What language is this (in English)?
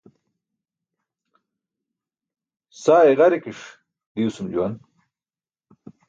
Burushaski